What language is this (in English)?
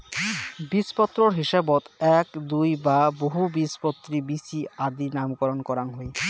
Bangla